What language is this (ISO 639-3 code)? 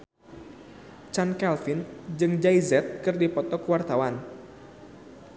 sun